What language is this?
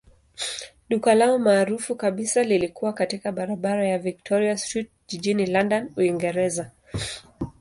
Swahili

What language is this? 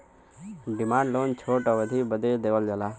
Bhojpuri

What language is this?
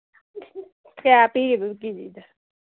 Manipuri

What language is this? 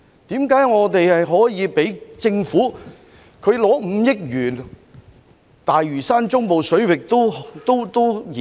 Cantonese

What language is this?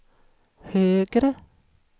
Swedish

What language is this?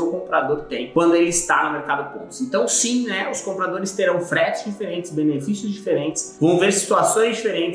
Portuguese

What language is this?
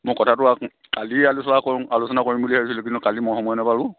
Assamese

